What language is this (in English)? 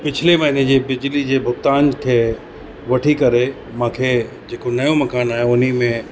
Sindhi